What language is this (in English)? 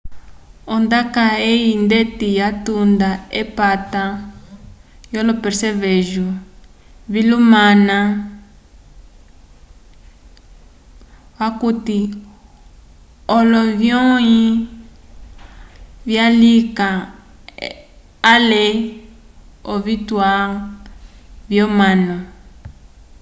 Umbundu